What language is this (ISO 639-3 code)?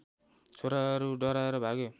nep